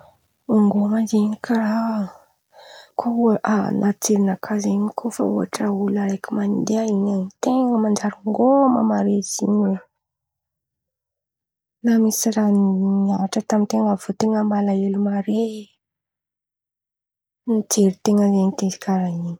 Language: Antankarana Malagasy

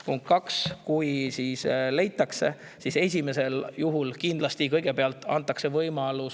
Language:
Estonian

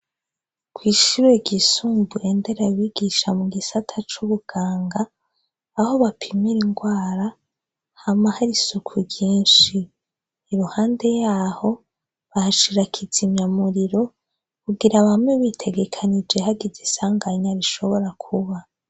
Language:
Rundi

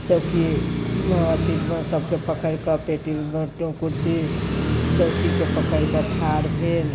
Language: Maithili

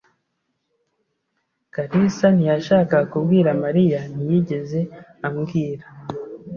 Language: Kinyarwanda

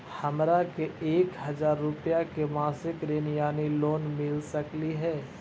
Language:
Magahi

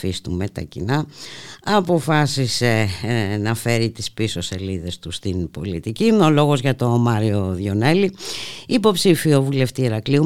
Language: Greek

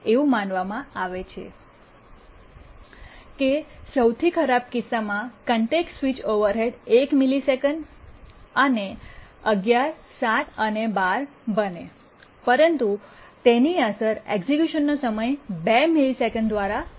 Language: Gujarati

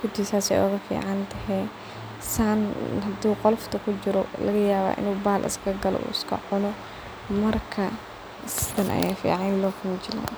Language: Somali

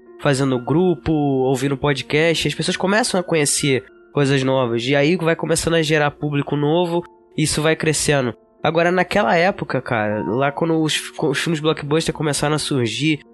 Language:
Portuguese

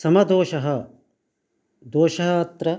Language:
Sanskrit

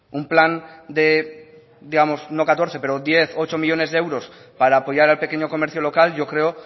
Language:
Spanish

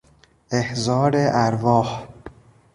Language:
Persian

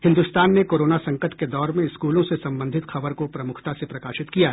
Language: Hindi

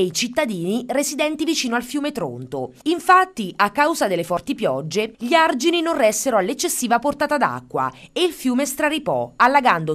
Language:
Italian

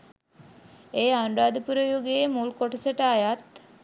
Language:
Sinhala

